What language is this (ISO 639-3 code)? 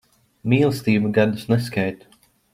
lav